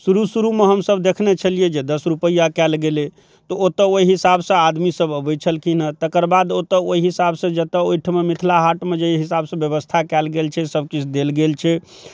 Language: Maithili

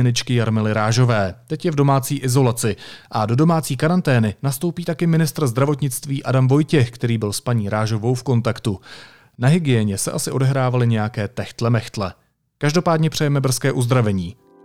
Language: Czech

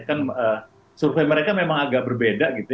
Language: Indonesian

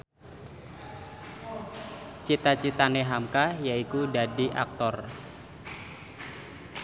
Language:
Javanese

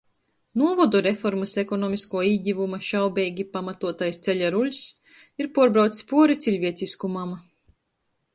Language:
Latgalian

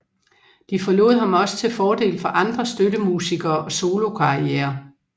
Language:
Danish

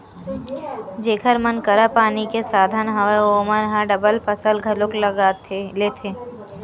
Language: Chhattisgarhi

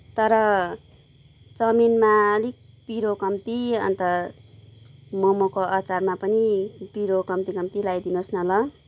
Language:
Nepali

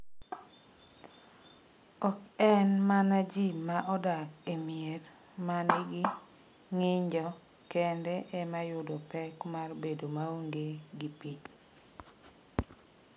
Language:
Luo (Kenya and Tanzania)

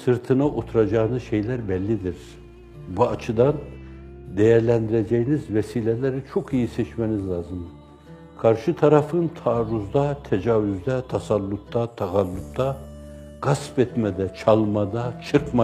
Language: Turkish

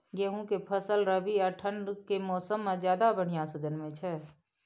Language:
Maithili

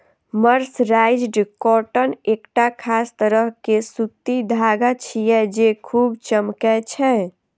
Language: Maithili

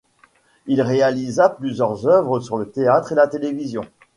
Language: French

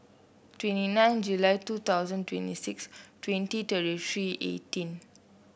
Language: English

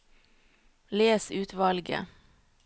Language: Norwegian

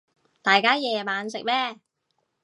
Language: Cantonese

